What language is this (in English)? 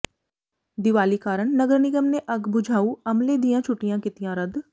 Punjabi